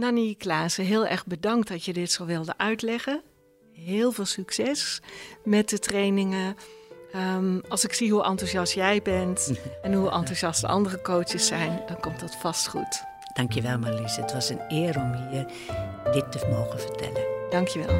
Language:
Dutch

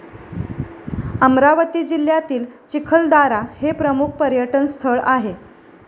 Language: Marathi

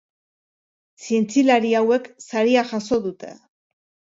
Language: Basque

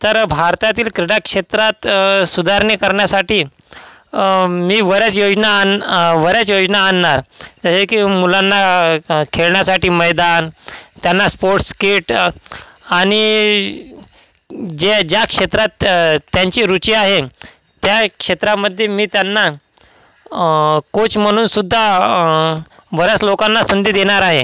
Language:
Marathi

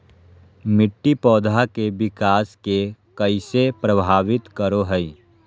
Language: Magahi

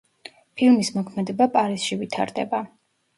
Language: Georgian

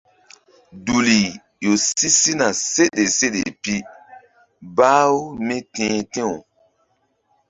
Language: Mbum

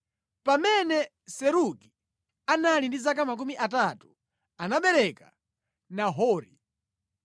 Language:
Nyanja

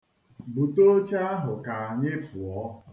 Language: Igbo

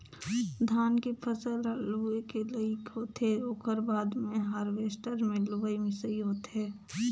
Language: Chhattisgarhi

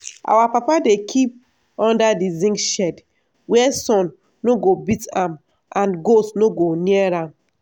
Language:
Nigerian Pidgin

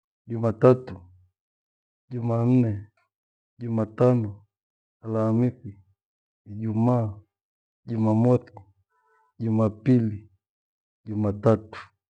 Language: Gweno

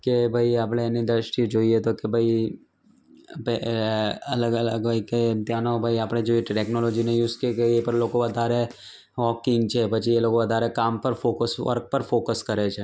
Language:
Gujarati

